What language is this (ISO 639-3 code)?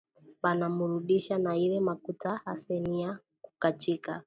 swa